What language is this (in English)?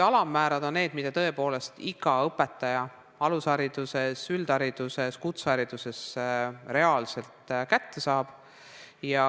Estonian